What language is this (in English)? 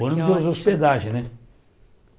Portuguese